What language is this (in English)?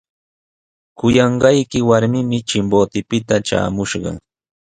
Sihuas Ancash Quechua